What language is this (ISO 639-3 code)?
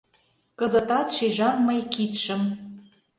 chm